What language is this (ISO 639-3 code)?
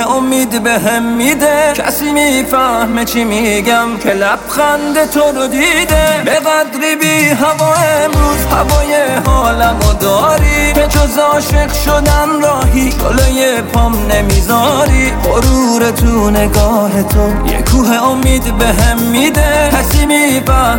fas